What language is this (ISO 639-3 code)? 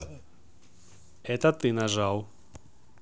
rus